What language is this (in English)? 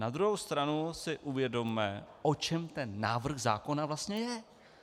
Czech